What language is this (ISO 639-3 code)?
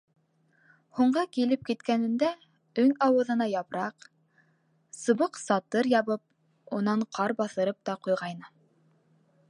bak